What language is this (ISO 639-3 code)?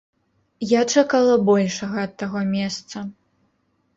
bel